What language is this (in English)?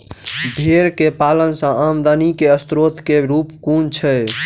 Maithili